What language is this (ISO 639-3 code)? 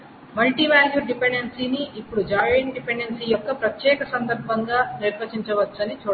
tel